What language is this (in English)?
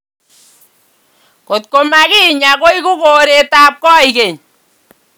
Kalenjin